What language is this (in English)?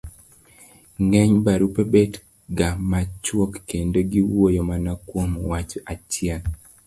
Luo (Kenya and Tanzania)